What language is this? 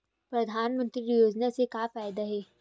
Chhattisgarhi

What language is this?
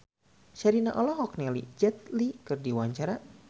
Sundanese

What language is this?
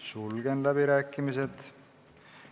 Estonian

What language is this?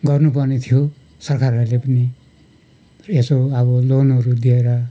Nepali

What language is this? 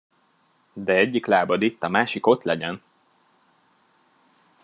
Hungarian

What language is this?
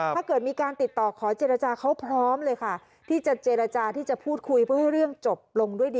Thai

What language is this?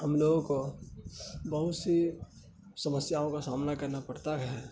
Urdu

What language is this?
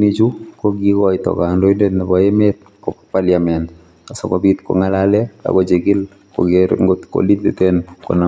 Kalenjin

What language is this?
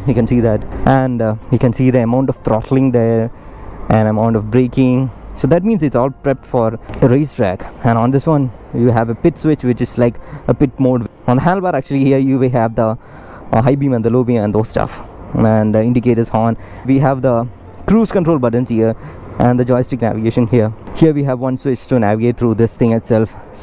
English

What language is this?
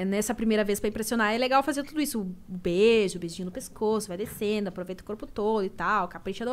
Portuguese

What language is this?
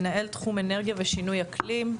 Hebrew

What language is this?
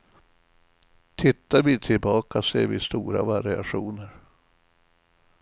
Swedish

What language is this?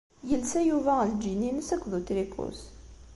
Kabyle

